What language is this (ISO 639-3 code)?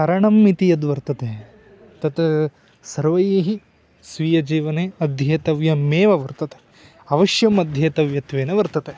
san